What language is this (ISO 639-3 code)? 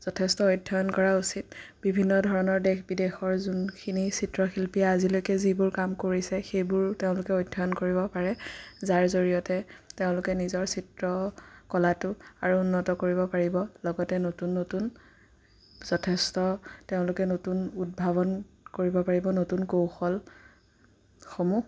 asm